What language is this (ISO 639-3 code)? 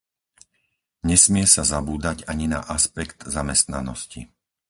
slk